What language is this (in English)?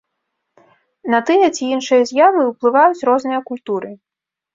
Belarusian